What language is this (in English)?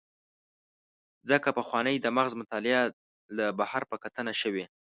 Pashto